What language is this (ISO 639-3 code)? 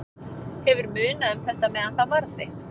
isl